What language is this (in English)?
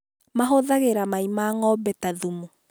Kikuyu